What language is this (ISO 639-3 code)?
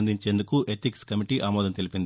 tel